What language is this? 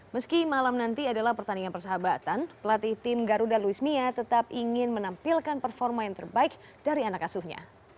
Indonesian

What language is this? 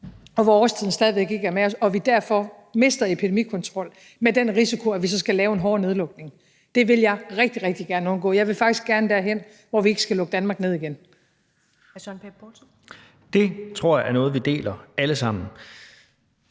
Danish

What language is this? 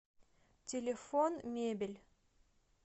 Russian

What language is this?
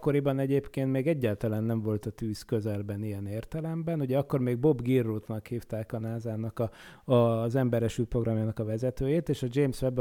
Hungarian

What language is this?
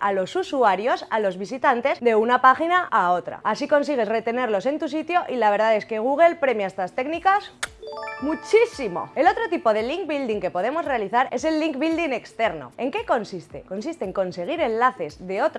Spanish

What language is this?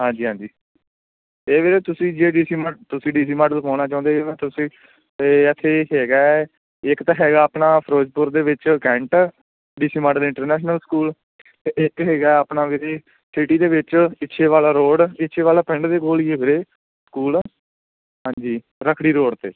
Punjabi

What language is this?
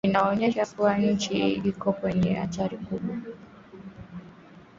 Swahili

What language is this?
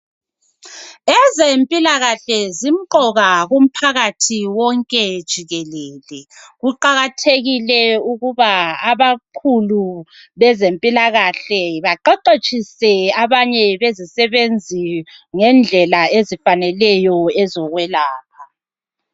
North Ndebele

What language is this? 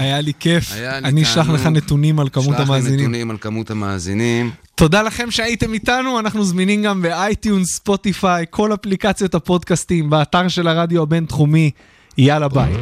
Hebrew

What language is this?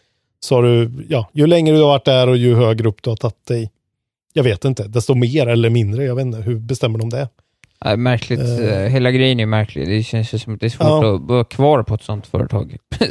Swedish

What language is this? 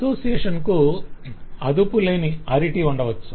Telugu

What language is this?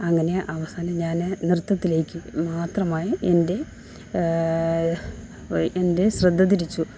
Malayalam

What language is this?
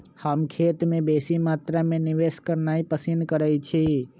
Magahi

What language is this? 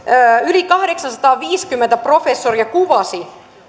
Finnish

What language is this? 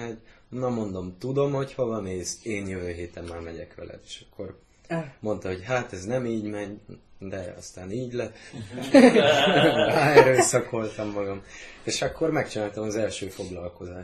Hungarian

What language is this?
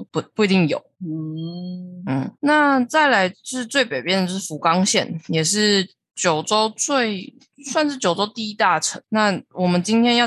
Chinese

